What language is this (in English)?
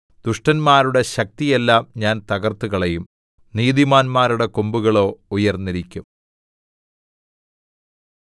Malayalam